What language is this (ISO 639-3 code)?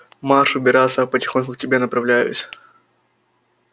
rus